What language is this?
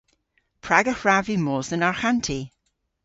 Cornish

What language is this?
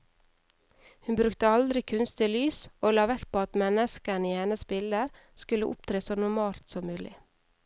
Norwegian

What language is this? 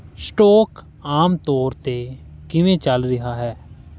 Punjabi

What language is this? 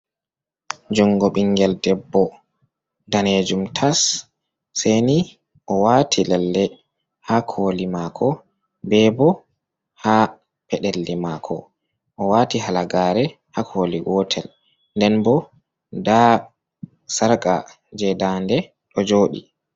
Fula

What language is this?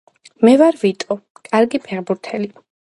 Georgian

